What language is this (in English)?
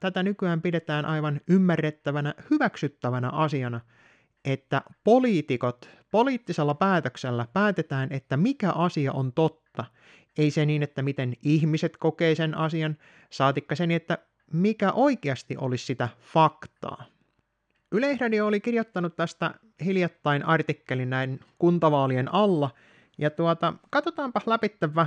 Finnish